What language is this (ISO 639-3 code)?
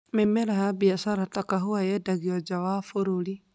kik